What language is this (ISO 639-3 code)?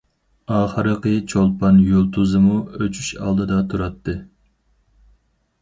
uig